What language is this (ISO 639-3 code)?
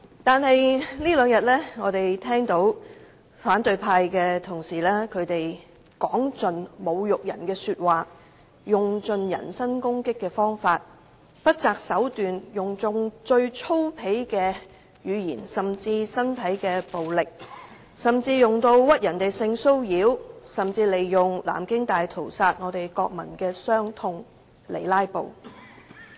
yue